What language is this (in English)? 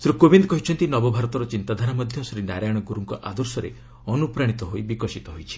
Odia